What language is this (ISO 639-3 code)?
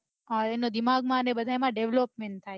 guj